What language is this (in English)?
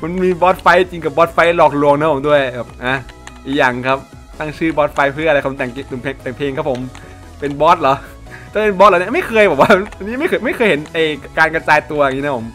Thai